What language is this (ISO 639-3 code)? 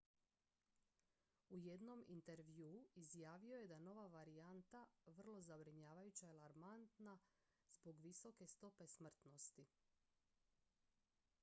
hrv